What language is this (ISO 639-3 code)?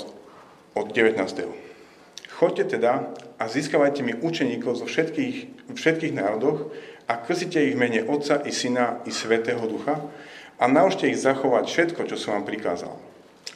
slk